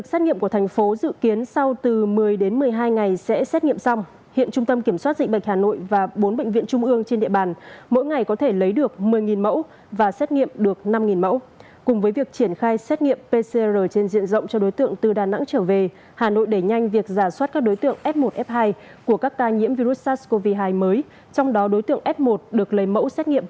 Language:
Vietnamese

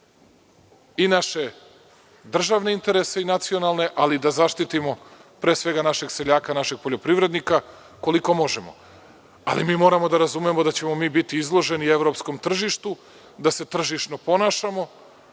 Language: Serbian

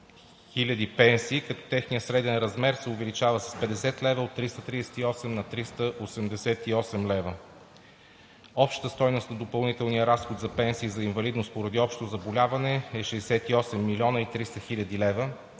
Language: Bulgarian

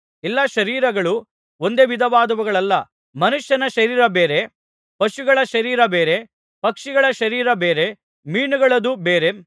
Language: Kannada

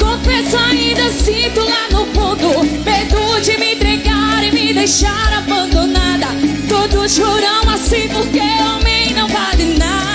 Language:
Portuguese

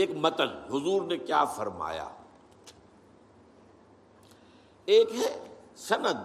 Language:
Urdu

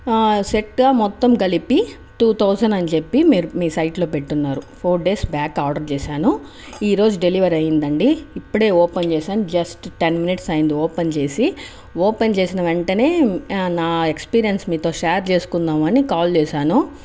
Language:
Telugu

